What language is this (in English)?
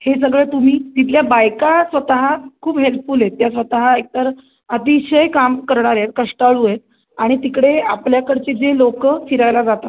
Marathi